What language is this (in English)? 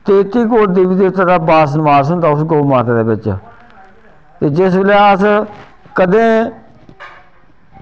Dogri